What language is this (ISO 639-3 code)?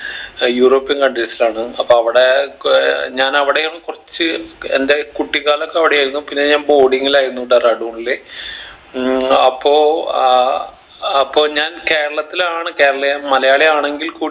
mal